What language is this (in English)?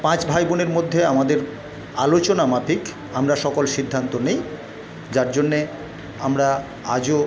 Bangla